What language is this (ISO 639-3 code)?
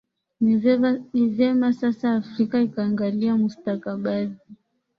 swa